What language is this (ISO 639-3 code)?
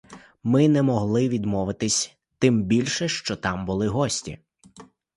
ukr